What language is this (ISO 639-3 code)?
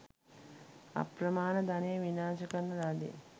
sin